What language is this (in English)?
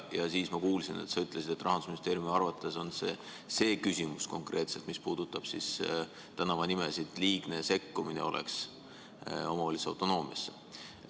Estonian